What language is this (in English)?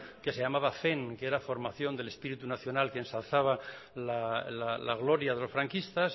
Spanish